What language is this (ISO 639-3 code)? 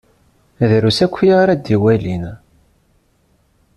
kab